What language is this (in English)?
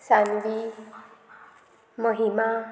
Konkani